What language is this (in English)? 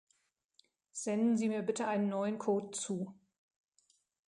German